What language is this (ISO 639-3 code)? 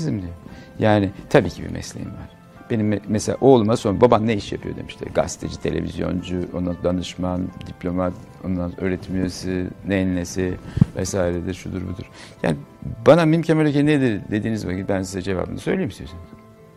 tur